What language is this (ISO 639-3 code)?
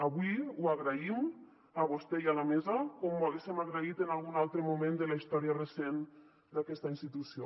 cat